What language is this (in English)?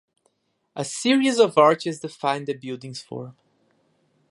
English